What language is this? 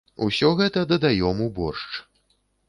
Belarusian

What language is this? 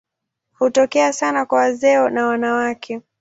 Swahili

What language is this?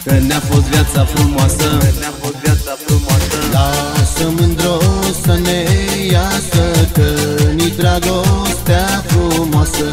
Arabic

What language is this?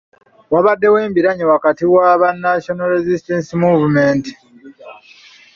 Ganda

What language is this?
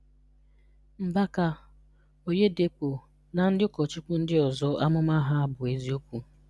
Igbo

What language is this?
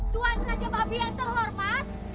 Indonesian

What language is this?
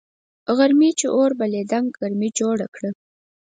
Pashto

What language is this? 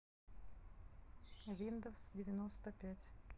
Russian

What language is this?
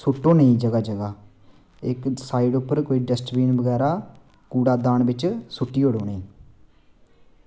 Dogri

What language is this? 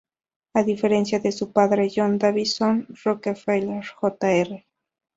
Spanish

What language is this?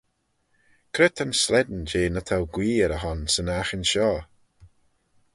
Manx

